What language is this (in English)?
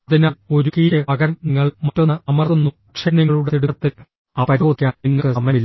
Malayalam